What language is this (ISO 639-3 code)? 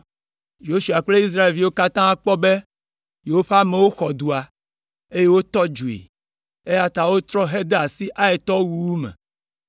ewe